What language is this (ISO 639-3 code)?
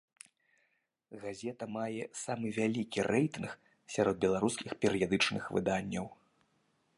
bel